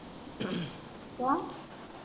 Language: Punjabi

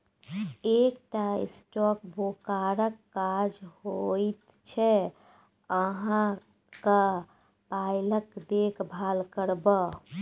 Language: Maithili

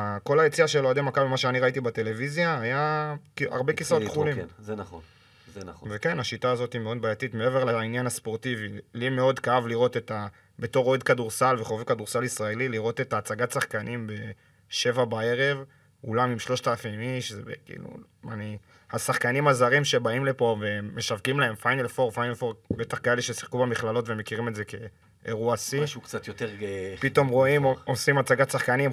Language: Hebrew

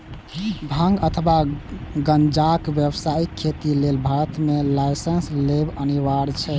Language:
Maithili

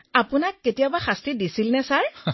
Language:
Assamese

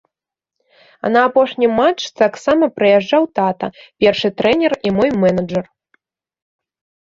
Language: Belarusian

